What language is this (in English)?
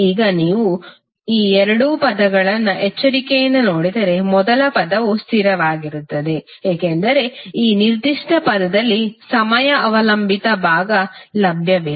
Kannada